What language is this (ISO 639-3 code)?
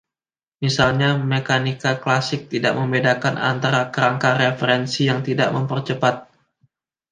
ind